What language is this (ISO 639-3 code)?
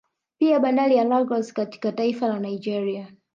swa